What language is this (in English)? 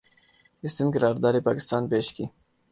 Urdu